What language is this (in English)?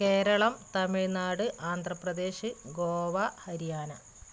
Malayalam